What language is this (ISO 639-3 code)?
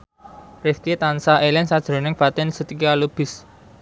jav